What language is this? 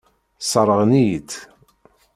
Kabyle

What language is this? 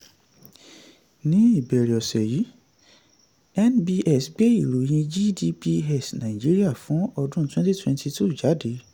Yoruba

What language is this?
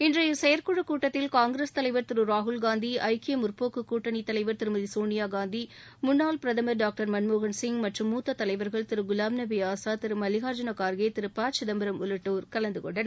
Tamil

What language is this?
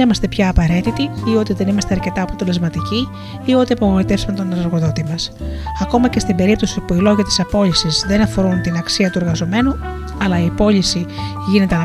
Greek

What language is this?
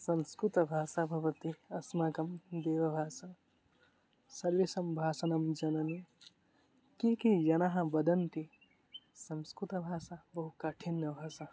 Sanskrit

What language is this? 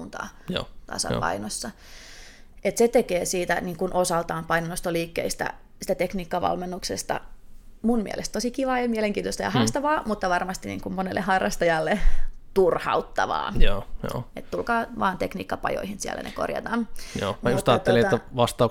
Finnish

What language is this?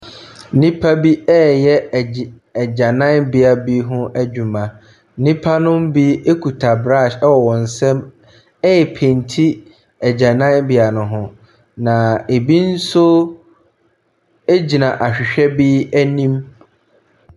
Akan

